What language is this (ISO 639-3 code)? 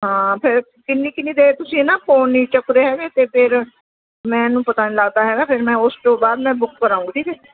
pan